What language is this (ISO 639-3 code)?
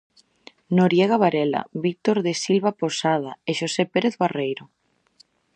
glg